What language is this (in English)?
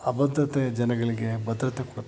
Kannada